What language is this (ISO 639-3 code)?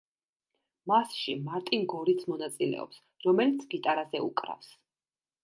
kat